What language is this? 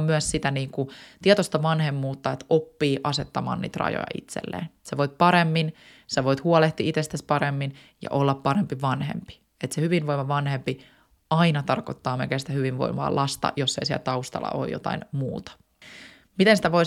Finnish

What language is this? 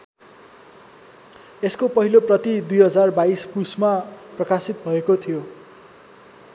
Nepali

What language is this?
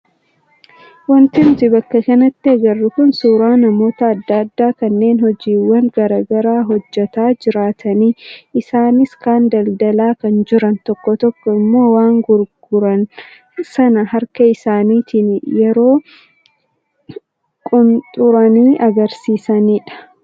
Oromo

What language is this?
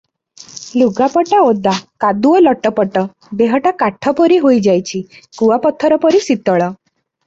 Odia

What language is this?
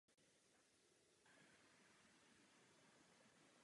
Czech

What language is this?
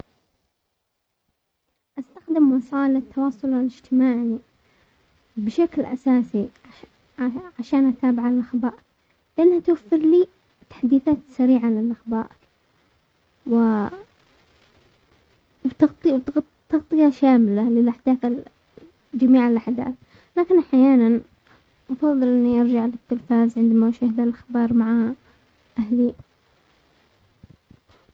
Omani Arabic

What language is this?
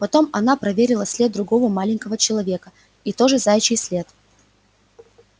Russian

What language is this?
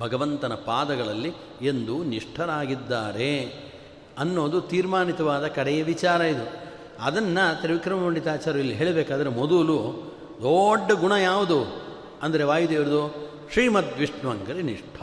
Kannada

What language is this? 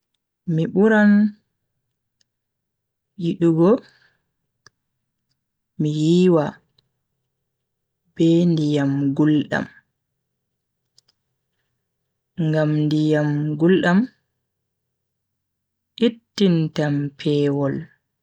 Bagirmi Fulfulde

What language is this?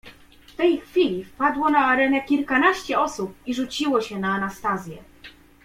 Polish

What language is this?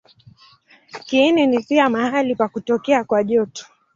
Swahili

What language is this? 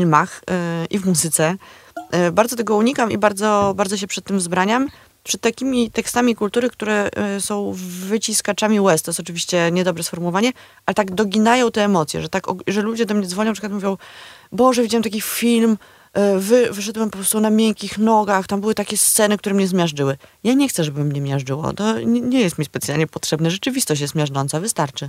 Polish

